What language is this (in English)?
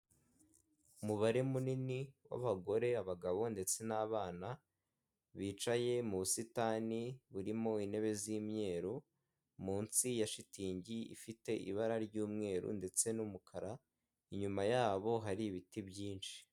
Kinyarwanda